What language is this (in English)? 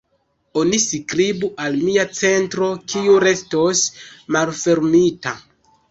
Esperanto